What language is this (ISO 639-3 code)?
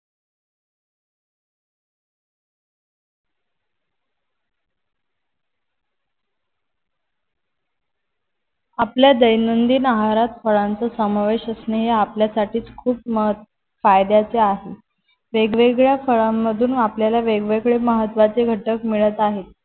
mar